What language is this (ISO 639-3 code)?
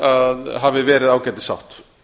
isl